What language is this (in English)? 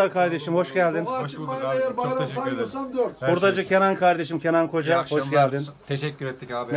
Turkish